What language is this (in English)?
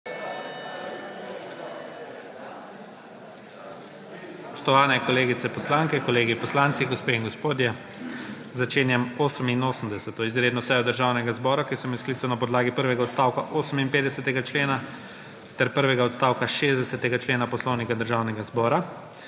Slovenian